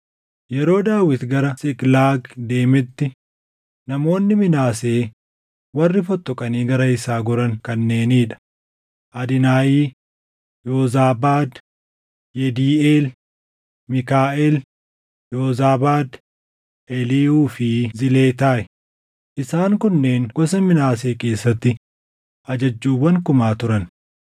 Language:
Oromo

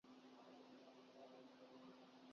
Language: Urdu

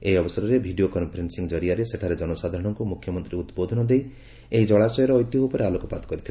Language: Odia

